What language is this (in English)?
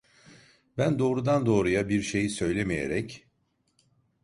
Turkish